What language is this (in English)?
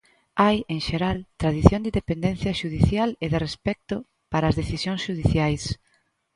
Galician